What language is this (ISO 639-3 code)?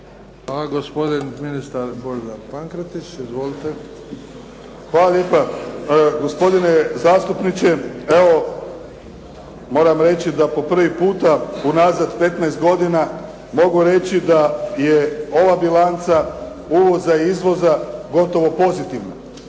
hrv